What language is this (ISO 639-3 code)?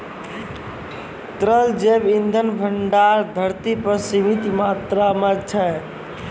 mai